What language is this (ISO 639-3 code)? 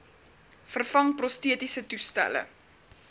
afr